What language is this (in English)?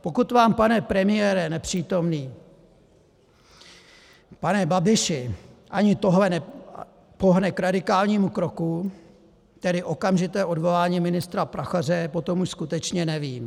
Czech